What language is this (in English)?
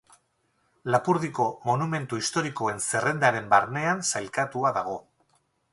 Basque